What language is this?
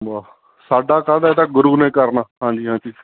Punjabi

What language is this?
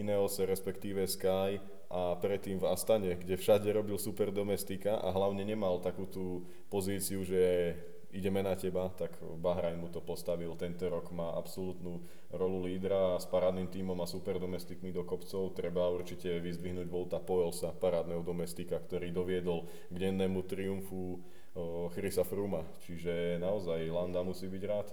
Slovak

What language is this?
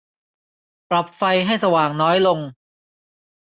Thai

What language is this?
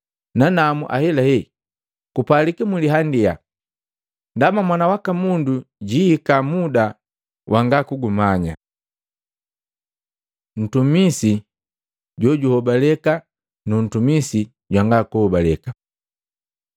Matengo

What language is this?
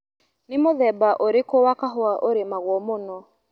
Kikuyu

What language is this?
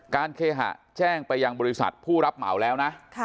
Thai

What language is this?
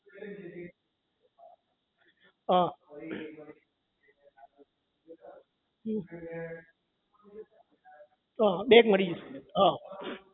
Gujarati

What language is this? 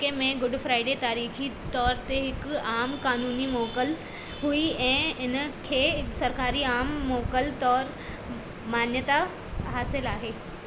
Sindhi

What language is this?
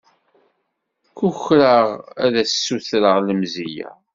Kabyle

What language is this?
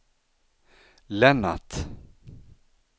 Swedish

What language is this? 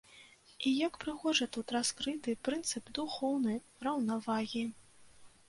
Belarusian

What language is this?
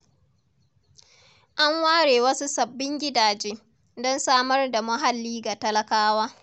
Hausa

